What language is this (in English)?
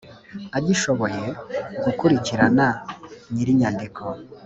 Kinyarwanda